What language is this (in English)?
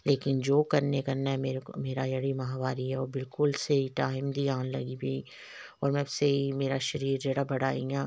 Dogri